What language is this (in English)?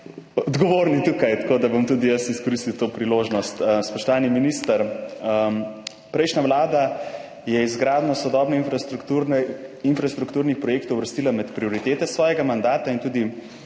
Slovenian